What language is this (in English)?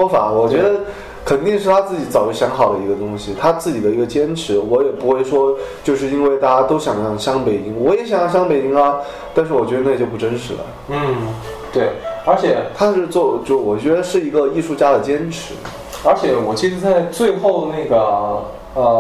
Chinese